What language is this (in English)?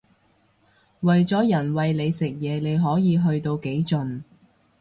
Cantonese